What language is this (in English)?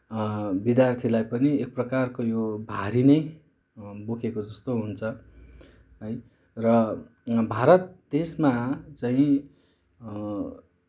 Nepali